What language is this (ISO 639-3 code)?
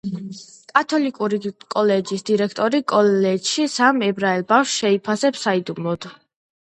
kat